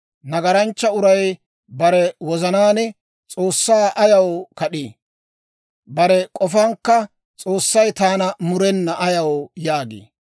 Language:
Dawro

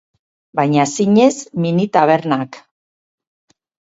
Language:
Basque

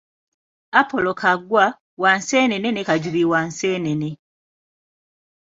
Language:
Ganda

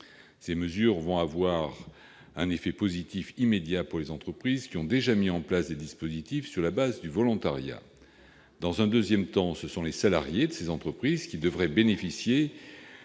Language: French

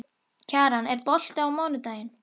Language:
Icelandic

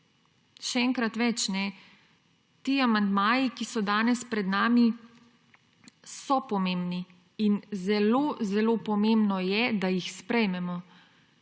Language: Slovenian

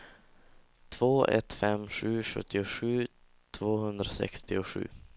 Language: Swedish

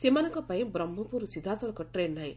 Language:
Odia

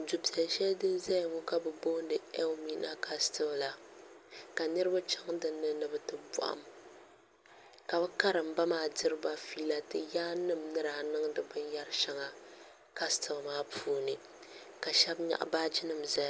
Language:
Dagbani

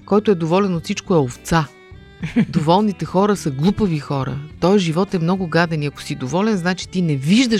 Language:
Bulgarian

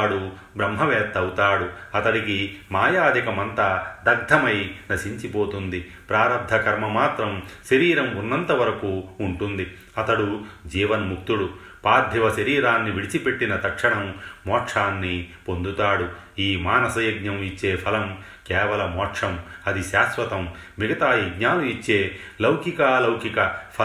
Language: Telugu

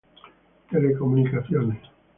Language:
Spanish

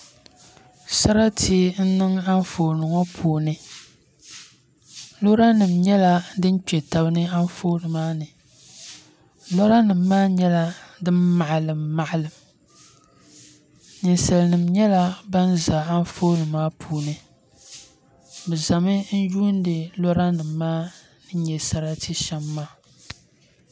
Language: Dagbani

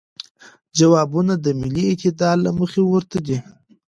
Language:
Pashto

